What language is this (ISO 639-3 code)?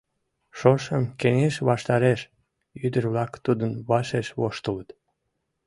chm